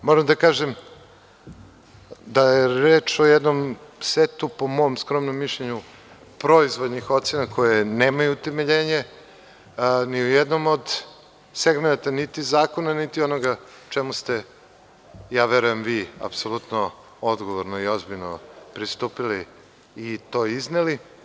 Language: Serbian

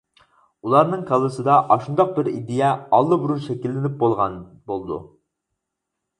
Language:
Uyghur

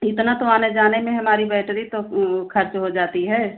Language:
Hindi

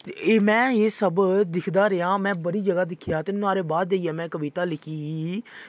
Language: Dogri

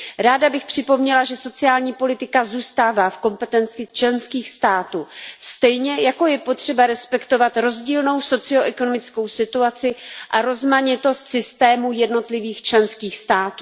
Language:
Czech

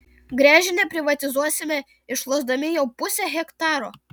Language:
Lithuanian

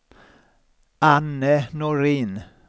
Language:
Swedish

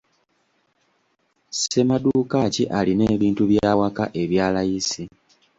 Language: Ganda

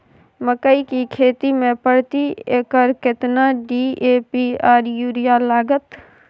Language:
Maithili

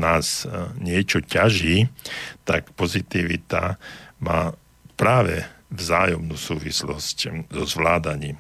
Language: Slovak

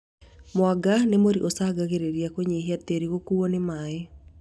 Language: Kikuyu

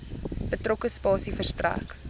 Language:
Afrikaans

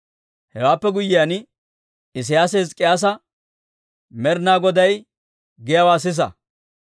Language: Dawro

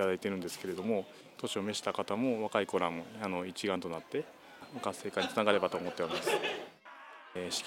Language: Japanese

